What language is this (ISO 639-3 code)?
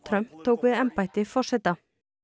isl